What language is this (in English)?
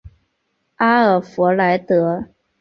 Chinese